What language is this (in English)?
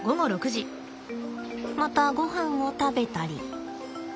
Japanese